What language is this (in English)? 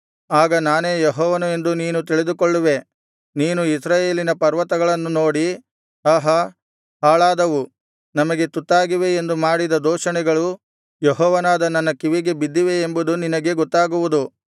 Kannada